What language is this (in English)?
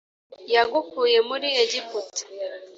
Kinyarwanda